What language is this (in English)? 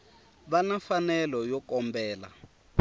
Tsonga